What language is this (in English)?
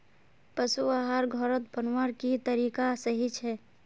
Magahi